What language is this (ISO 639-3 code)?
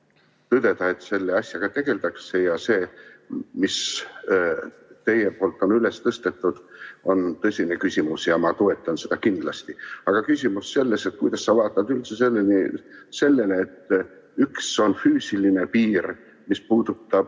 est